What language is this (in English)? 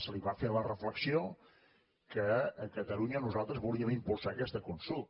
Catalan